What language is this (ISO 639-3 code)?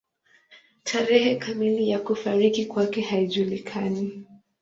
swa